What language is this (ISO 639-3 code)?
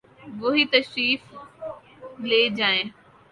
urd